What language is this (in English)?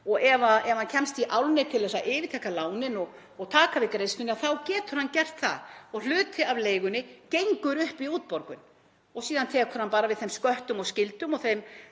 Icelandic